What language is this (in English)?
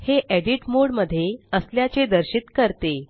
Marathi